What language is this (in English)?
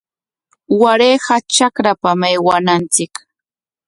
Corongo Ancash Quechua